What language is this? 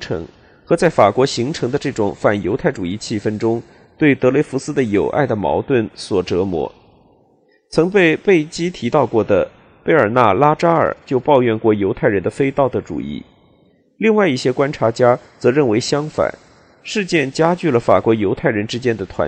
Chinese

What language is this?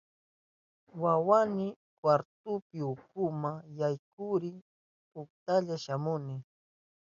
Southern Pastaza Quechua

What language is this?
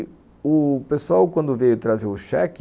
Portuguese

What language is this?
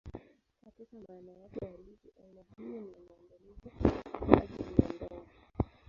Swahili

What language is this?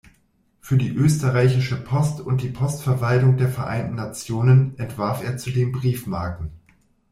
German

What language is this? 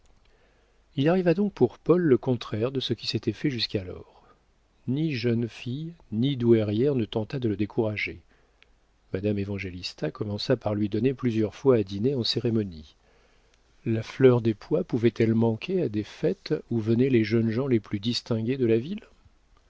French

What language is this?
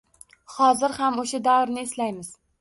Uzbek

